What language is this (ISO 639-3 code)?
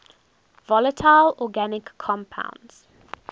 eng